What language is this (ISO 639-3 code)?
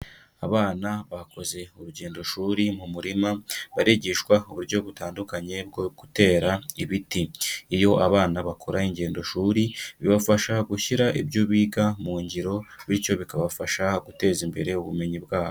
kin